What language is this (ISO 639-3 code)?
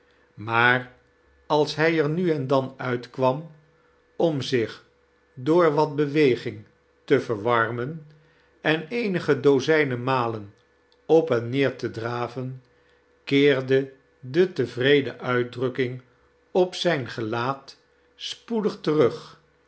nld